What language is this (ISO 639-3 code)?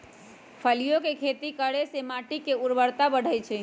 mag